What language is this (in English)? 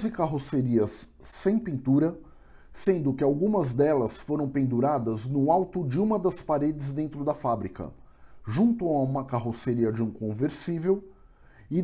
Portuguese